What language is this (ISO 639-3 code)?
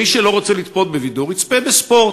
heb